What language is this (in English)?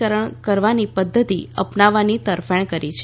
Gujarati